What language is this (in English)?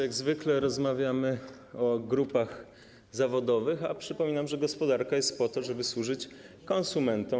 Polish